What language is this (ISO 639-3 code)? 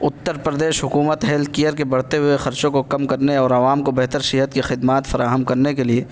urd